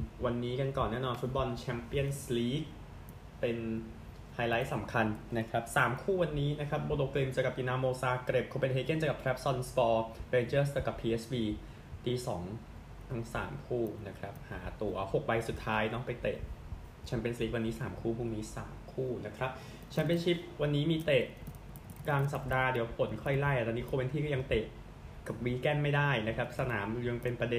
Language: Thai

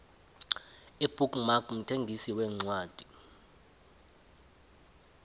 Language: South Ndebele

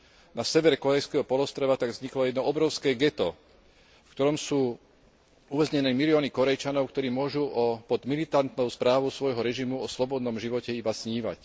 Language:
Slovak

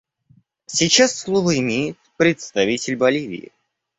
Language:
Russian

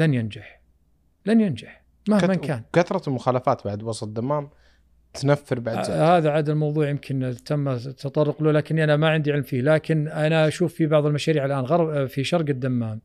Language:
Arabic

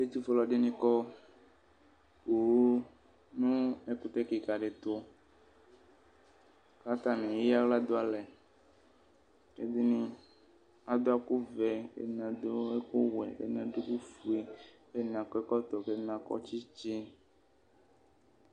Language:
Ikposo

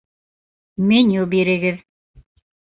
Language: Bashkir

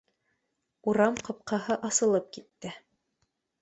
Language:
Bashkir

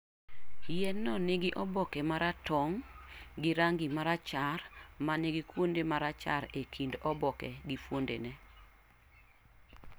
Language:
Luo (Kenya and Tanzania)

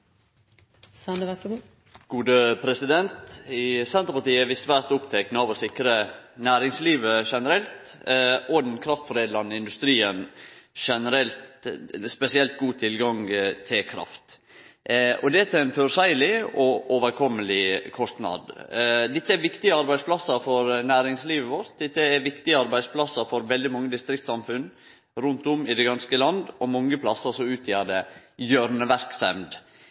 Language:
Norwegian Nynorsk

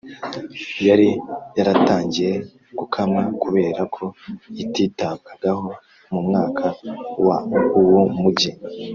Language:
Kinyarwanda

